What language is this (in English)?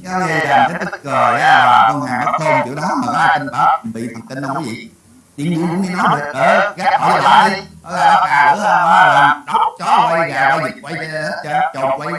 Vietnamese